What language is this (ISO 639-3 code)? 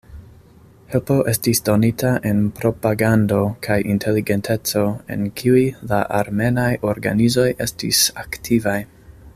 epo